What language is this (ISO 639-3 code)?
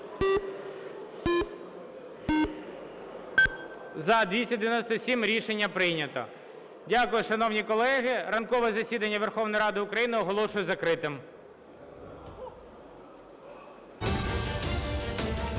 ukr